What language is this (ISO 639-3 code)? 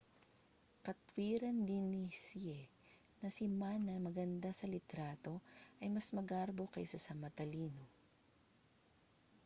fil